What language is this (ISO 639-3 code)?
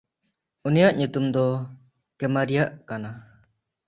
sat